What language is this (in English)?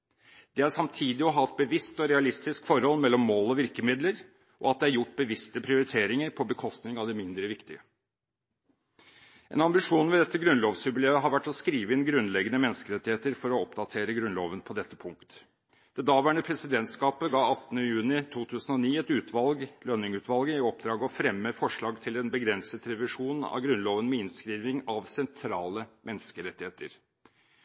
Norwegian Bokmål